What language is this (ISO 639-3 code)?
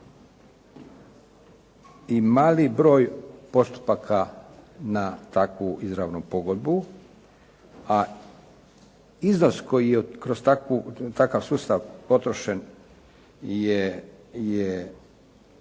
hrv